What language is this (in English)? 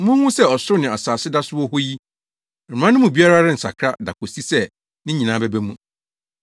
Akan